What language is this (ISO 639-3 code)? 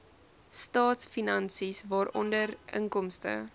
afr